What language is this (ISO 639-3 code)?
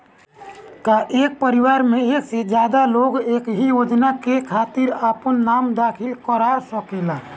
bho